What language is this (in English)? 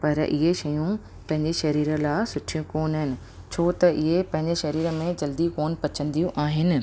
Sindhi